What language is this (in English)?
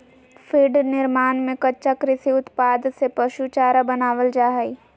Magahi